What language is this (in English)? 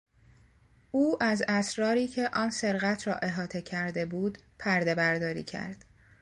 Persian